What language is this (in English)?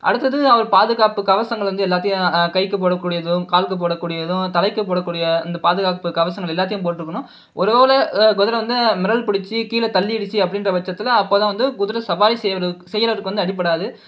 Tamil